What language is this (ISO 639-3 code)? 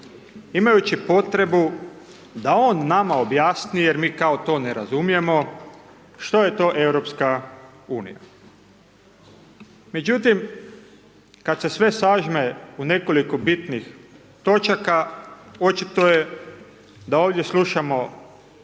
hrv